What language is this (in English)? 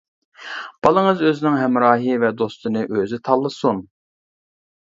Uyghur